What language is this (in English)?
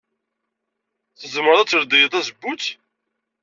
Kabyle